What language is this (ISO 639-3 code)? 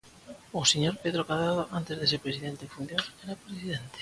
glg